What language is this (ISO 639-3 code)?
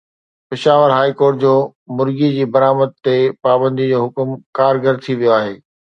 snd